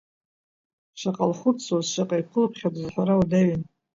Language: Abkhazian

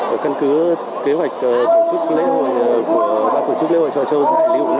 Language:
Vietnamese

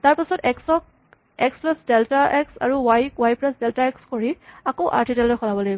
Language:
Assamese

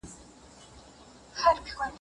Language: Pashto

